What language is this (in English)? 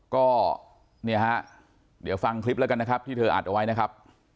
Thai